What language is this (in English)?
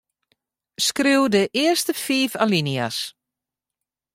Western Frisian